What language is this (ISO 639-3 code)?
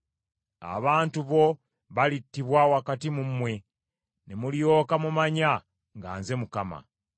lug